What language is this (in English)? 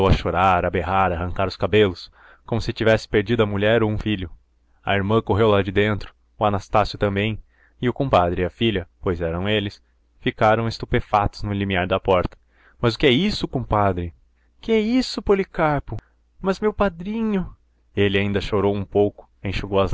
Portuguese